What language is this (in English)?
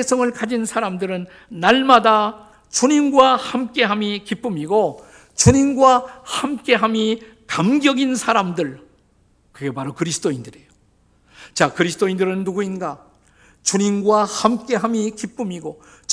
Korean